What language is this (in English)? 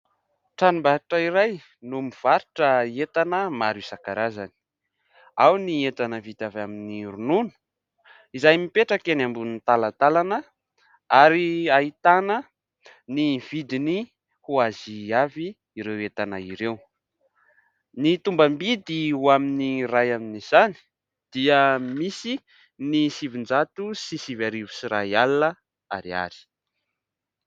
Malagasy